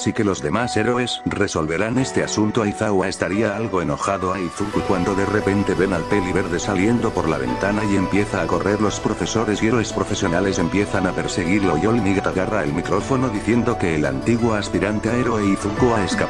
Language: Spanish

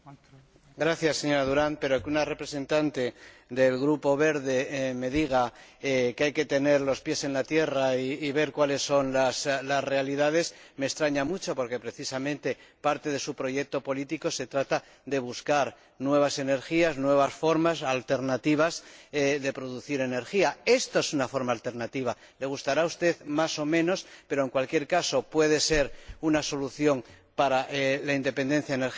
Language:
Spanish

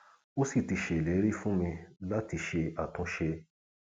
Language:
Yoruba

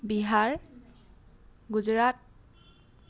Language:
Assamese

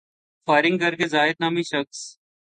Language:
Urdu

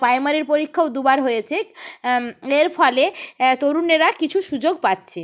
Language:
Bangla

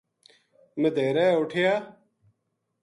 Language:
Gujari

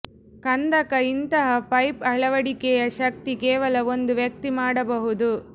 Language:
Kannada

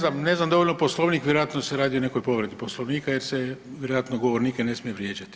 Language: Croatian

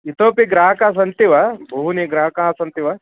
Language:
Sanskrit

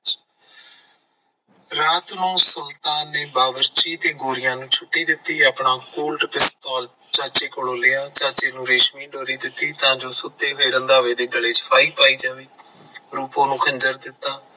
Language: Punjabi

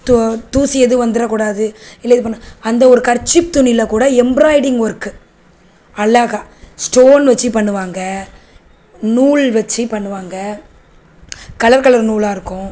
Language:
Tamil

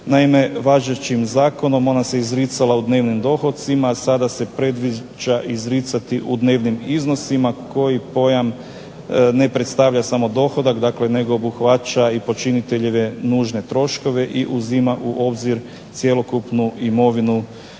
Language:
Croatian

